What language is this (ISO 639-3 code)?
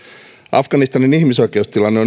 fin